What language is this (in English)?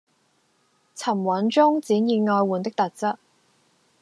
Cantonese